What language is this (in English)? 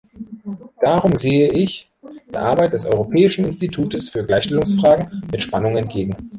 German